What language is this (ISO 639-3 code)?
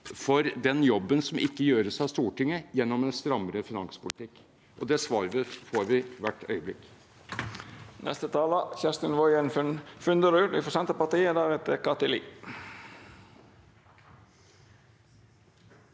nor